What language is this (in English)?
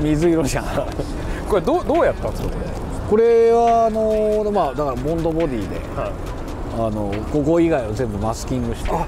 Japanese